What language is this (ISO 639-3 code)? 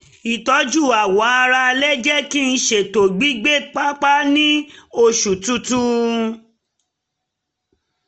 yor